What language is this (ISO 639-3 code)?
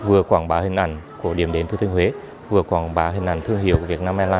vie